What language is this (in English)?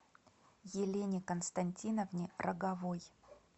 Russian